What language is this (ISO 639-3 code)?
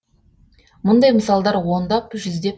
kaz